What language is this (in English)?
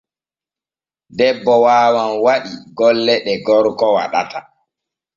Borgu Fulfulde